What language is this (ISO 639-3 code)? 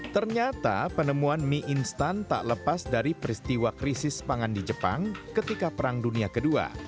ind